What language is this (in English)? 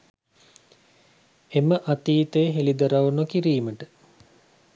Sinhala